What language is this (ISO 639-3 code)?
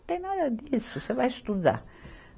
por